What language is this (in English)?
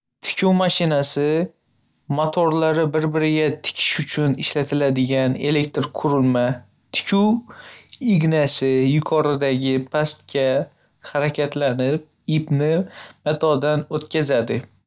Uzbek